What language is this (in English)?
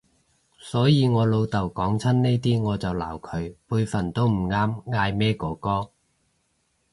Cantonese